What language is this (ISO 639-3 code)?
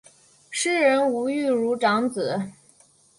zho